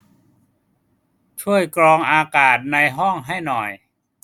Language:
Thai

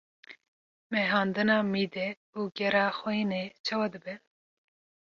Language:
Kurdish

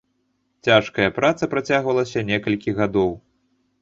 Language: Belarusian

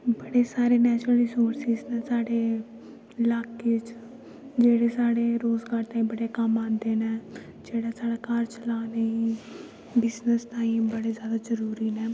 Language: Dogri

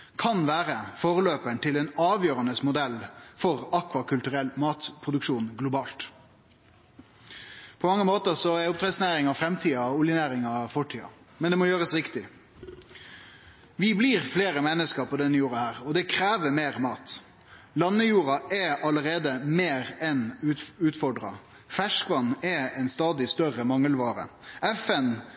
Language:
Norwegian Nynorsk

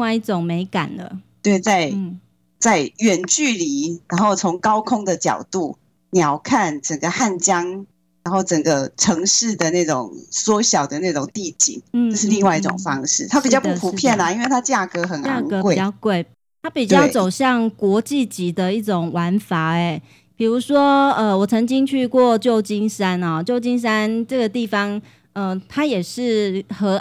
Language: Chinese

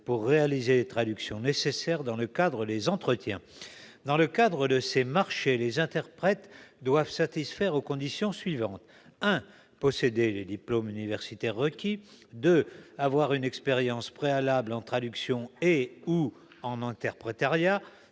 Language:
French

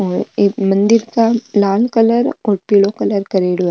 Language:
Marwari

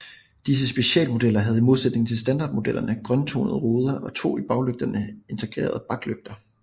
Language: Danish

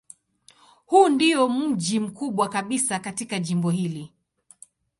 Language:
Swahili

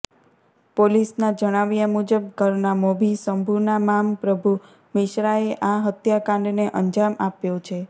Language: Gujarati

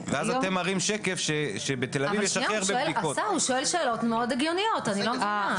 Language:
Hebrew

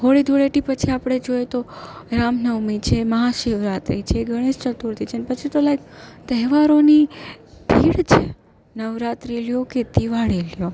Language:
Gujarati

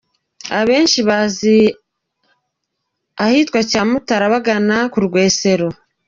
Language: Kinyarwanda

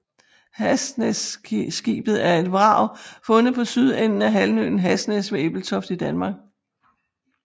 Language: Danish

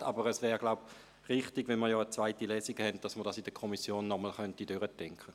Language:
Swiss German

